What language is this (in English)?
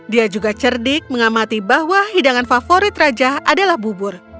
Indonesian